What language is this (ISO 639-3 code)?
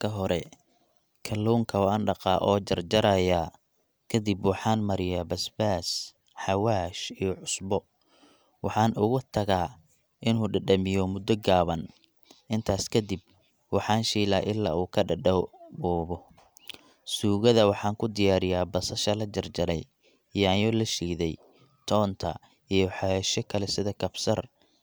som